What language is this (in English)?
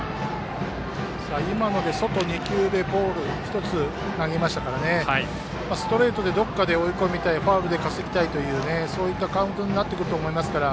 Japanese